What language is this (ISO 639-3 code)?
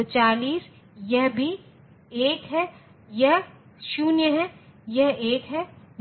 hin